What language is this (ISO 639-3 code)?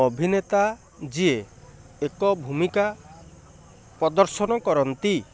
ori